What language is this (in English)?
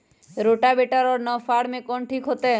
Magahi